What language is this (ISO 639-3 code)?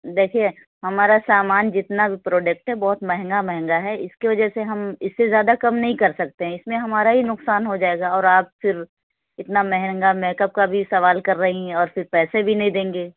urd